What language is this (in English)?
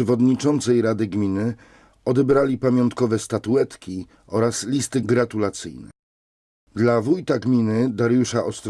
Polish